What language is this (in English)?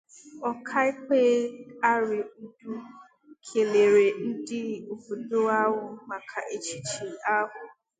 Igbo